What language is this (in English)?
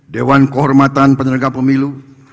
Indonesian